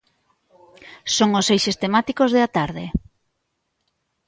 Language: Galician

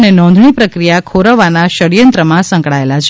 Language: Gujarati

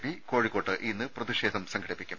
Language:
Malayalam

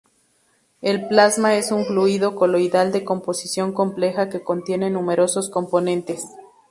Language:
Spanish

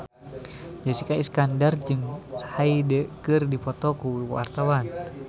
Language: Sundanese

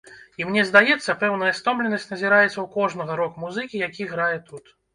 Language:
Belarusian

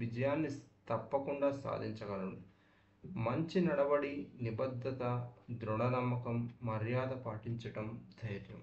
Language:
Telugu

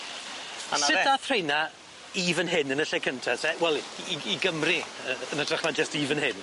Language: Welsh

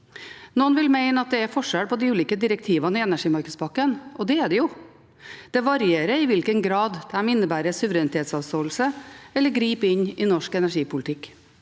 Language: Norwegian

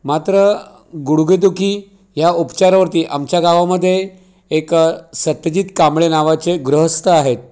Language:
Marathi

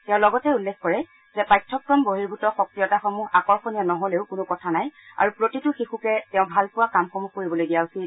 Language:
Assamese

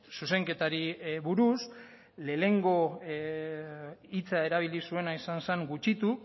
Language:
Basque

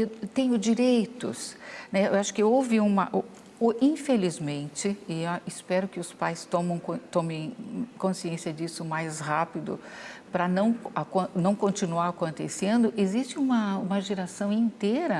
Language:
Portuguese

